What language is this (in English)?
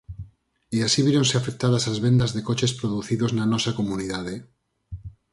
Galician